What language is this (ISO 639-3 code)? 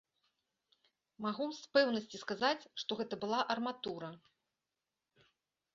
bel